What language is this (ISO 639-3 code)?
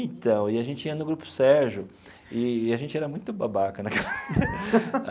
por